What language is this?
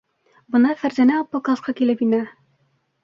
Bashkir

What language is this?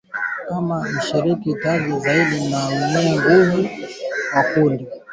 Swahili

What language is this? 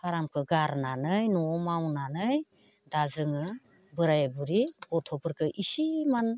Bodo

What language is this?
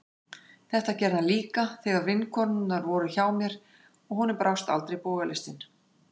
Icelandic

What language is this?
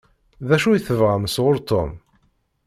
Kabyle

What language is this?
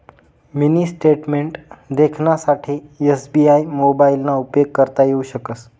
Marathi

